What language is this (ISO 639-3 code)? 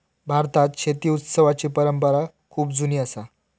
mar